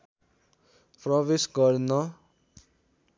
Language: Nepali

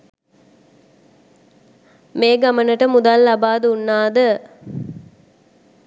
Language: Sinhala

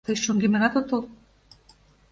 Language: Mari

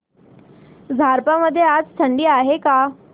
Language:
Marathi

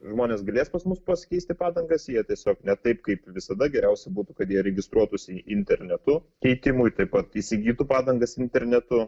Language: Lithuanian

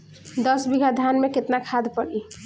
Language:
Bhojpuri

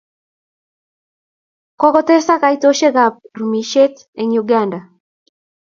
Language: Kalenjin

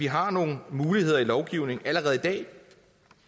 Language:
Danish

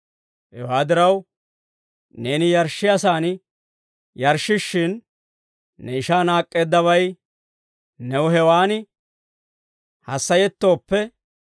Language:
Dawro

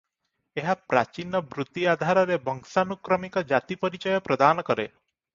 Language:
Odia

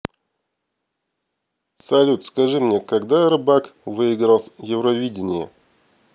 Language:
Russian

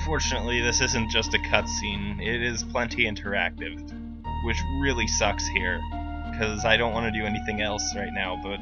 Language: English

